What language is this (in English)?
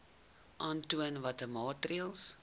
Afrikaans